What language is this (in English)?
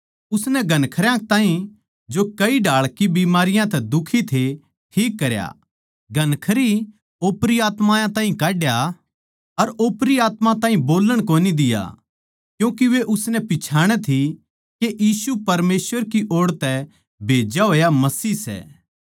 Haryanvi